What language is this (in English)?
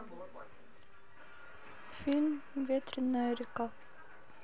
Russian